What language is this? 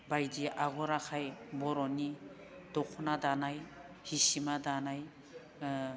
Bodo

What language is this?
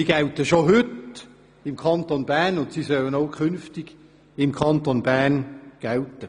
Swiss German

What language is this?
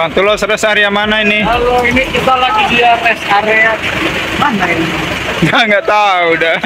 Indonesian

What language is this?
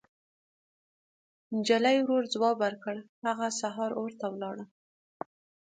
Pashto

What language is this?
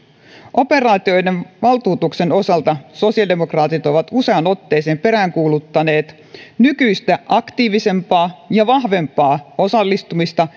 Finnish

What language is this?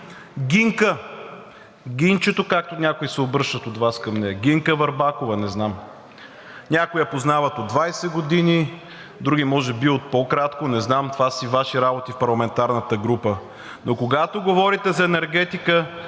Bulgarian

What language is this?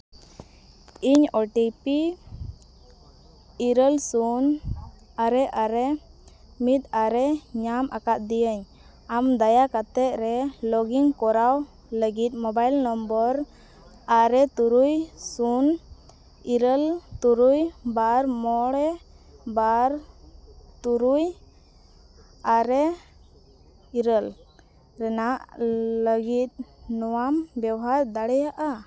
Santali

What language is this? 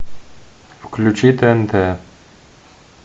Russian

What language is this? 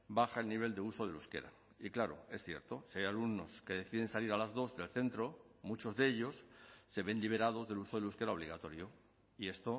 Spanish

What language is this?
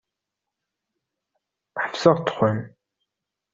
Kabyle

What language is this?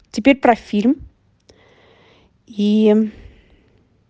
Russian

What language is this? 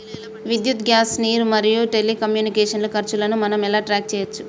Telugu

